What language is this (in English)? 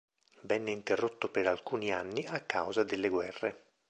Italian